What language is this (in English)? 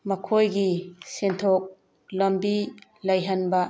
Manipuri